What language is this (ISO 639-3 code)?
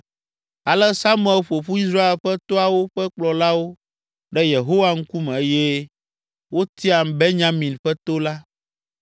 ewe